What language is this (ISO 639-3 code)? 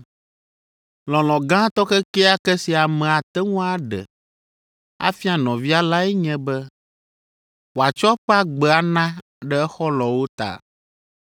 ewe